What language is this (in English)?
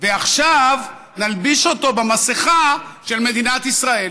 Hebrew